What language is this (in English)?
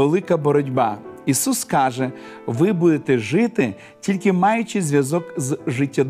Ukrainian